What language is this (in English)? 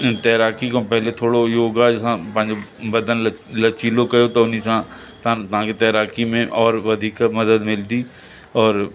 Sindhi